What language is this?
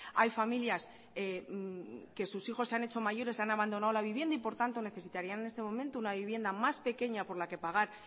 Spanish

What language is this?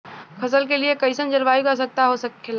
Bhojpuri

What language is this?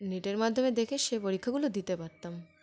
Bangla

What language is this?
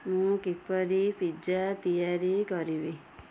Odia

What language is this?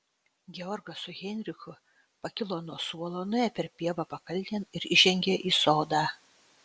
Lithuanian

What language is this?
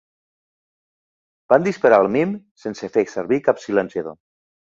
Catalan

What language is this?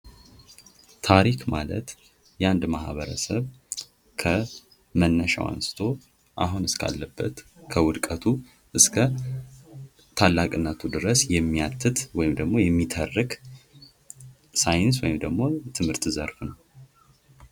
Amharic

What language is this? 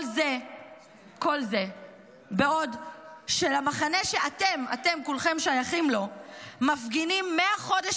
Hebrew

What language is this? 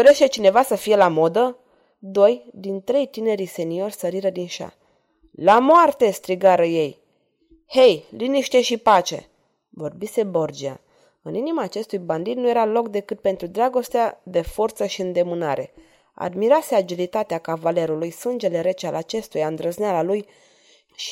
Romanian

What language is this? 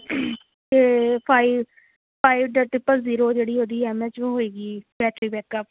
Punjabi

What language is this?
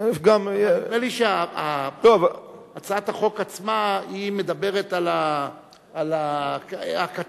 Hebrew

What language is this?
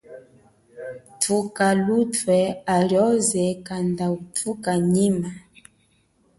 Chokwe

